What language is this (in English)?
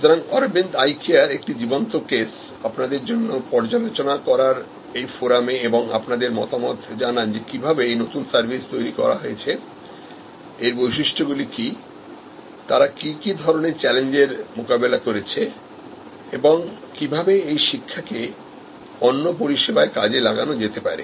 Bangla